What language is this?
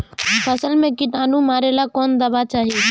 Bhojpuri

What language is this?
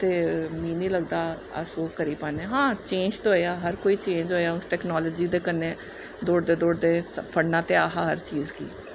Dogri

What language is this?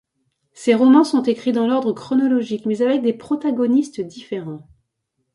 French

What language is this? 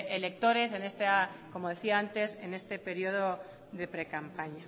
Spanish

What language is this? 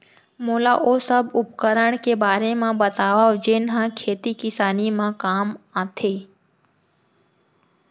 Chhattisgarhi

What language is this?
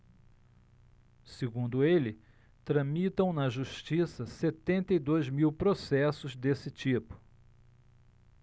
Portuguese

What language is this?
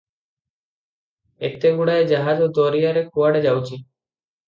Odia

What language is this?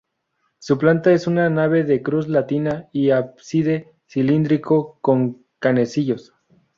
Spanish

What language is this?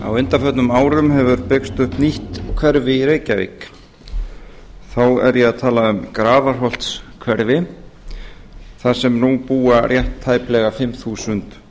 Icelandic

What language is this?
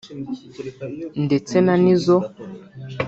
Kinyarwanda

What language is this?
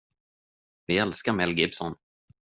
Swedish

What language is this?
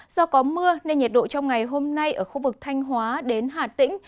Vietnamese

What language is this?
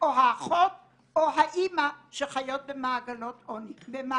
Hebrew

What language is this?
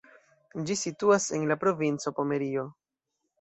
Esperanto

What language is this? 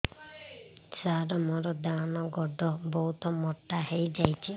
Odia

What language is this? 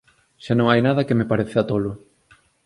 Galician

